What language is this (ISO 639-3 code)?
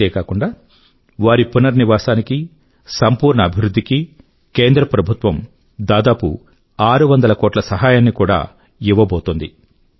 tel